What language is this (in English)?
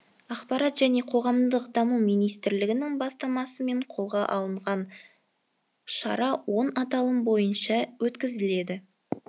Kazakh